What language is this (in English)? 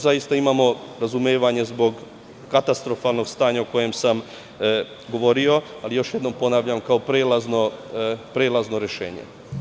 Serbian